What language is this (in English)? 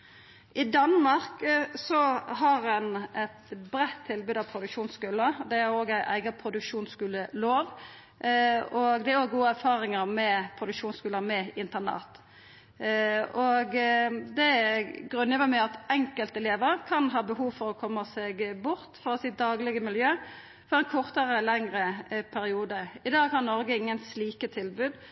Norwegian Nynorsk